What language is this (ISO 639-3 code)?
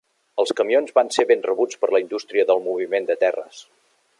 cat